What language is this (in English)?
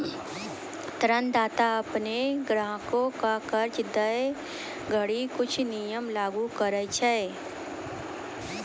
Maithili